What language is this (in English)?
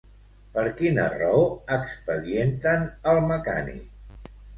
Catalan